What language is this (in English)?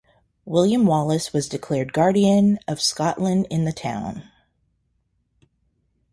English